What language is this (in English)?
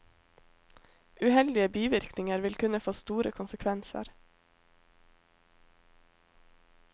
Norwegian